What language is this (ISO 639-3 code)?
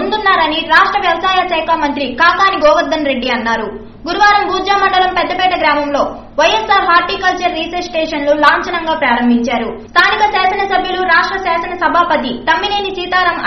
hin